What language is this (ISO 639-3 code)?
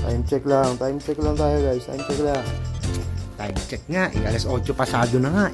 fil